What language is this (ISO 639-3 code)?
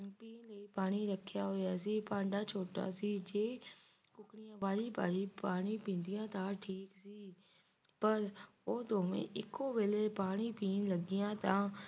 pan